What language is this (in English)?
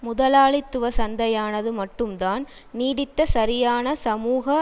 Tamil